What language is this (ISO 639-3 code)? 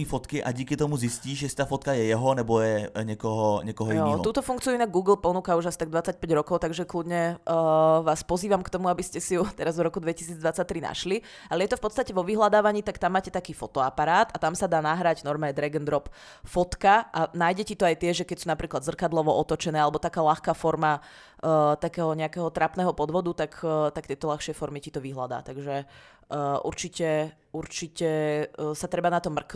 ces